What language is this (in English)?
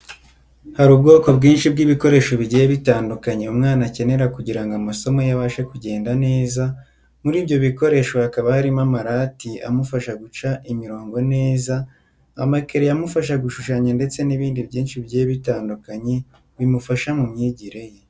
Kinyarwanda